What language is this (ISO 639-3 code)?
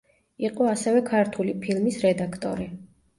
kat